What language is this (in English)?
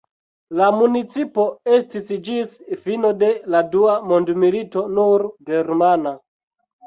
Esperanto